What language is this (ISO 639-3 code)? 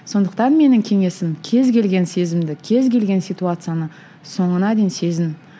kaz